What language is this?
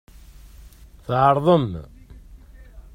Kabyle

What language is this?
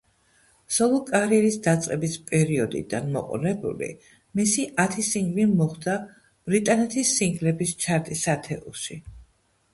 Georgian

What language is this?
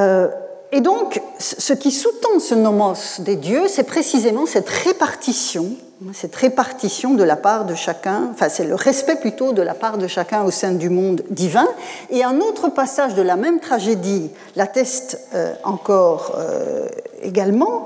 French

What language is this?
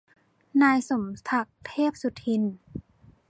Thai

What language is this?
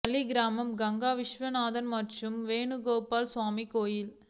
Tamil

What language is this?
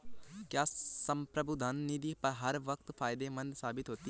Hindi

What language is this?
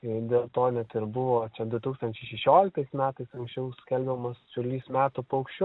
Lithuanian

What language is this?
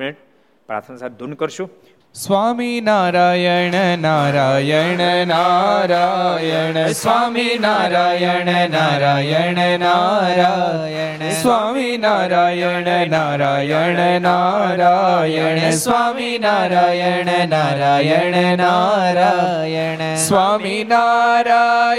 Gujarati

